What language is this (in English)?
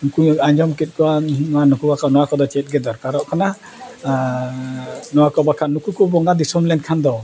Santali